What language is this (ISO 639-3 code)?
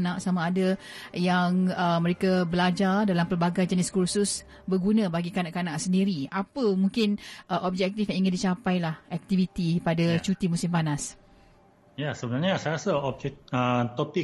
msa